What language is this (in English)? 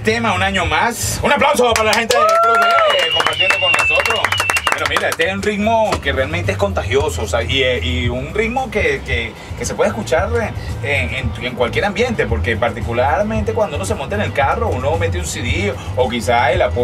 Spanish